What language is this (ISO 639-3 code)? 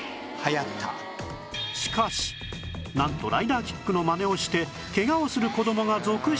jpn